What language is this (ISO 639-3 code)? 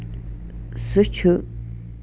kas